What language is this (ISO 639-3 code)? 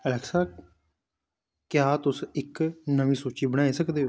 doi